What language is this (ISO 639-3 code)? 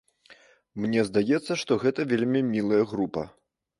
bel